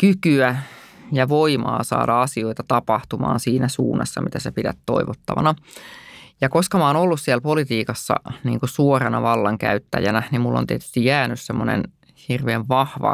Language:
Finnish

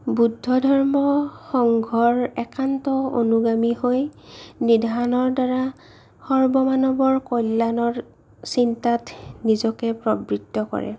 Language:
Assamese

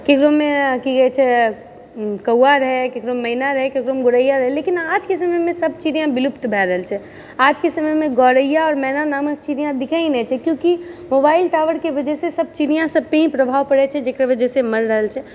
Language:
Maithili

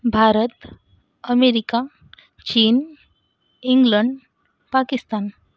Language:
Marathi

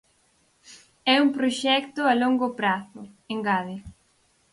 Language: Galician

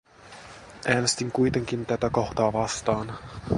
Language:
Finnish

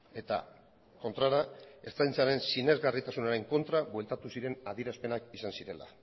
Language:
Basque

